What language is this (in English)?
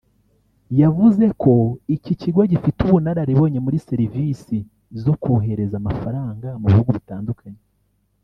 Kinyarwanda